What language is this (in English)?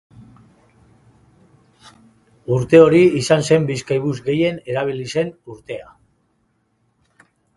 Basque